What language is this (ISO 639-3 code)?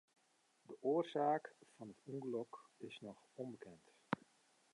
fry